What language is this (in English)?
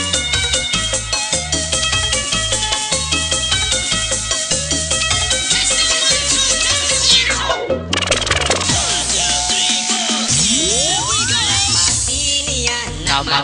Indonesian